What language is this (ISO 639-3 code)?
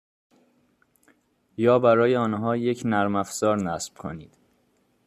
fas